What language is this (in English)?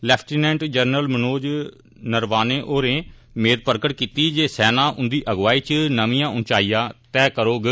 Dogri